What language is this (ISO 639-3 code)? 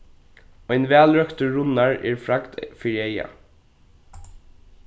fao